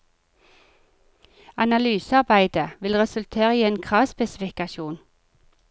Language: Norwegian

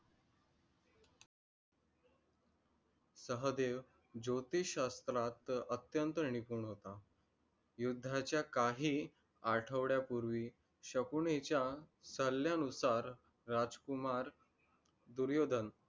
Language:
Marathi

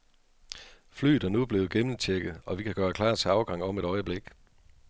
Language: Danish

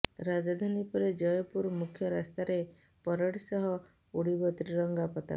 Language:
Odia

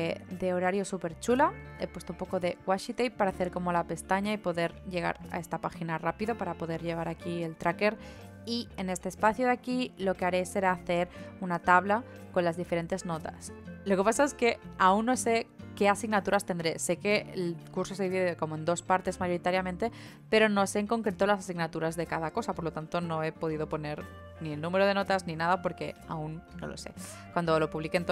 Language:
Spanish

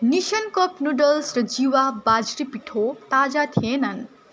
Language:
Nepali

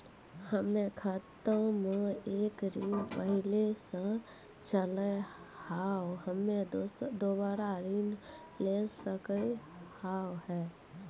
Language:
Maithili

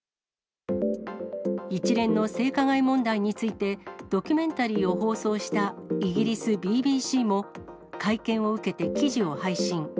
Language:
Japanese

